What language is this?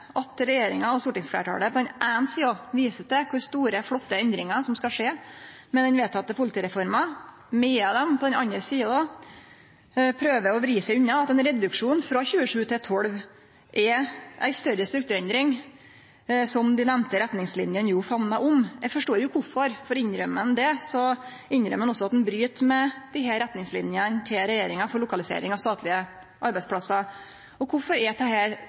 Norwegian Nynorsk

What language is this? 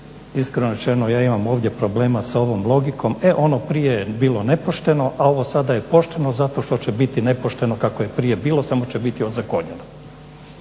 Croatian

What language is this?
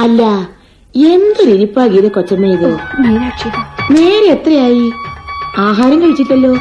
Malayalam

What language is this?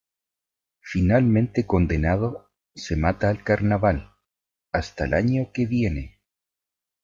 Spanish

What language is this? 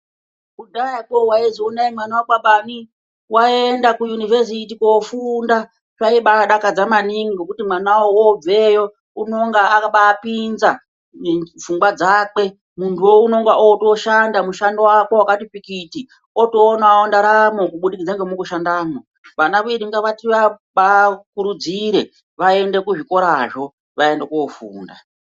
Ndau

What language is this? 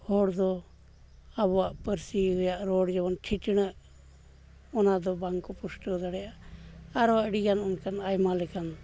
Santali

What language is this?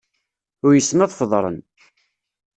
Kabyle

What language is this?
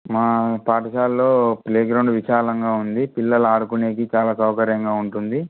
Telugu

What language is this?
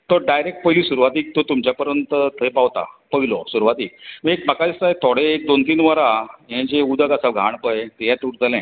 Konkani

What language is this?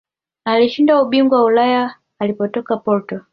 Swahili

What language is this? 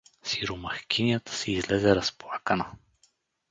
Bulgarian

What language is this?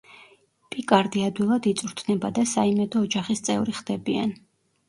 Georgian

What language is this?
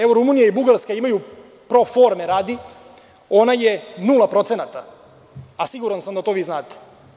Serbian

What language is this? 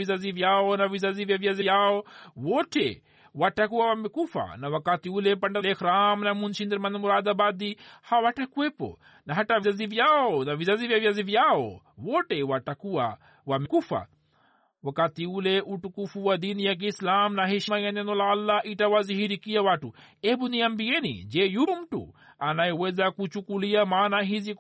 Swahili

